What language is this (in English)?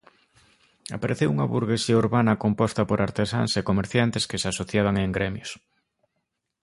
Galician